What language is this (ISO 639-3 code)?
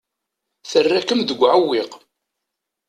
kab